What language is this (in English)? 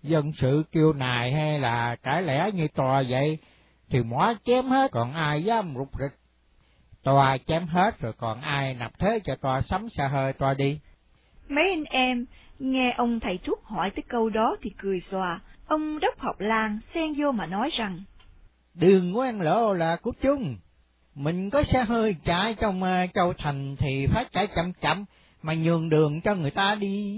Vietnamese